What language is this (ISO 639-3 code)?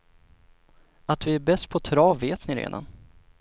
swe